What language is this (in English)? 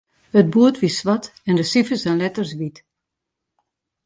Western Frisian